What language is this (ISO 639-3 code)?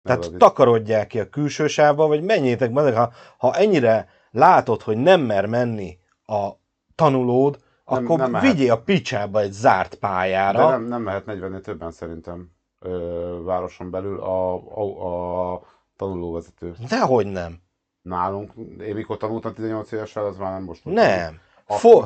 hun